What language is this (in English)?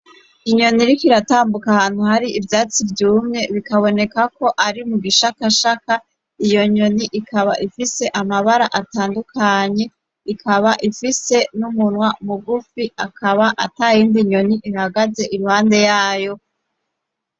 Rundi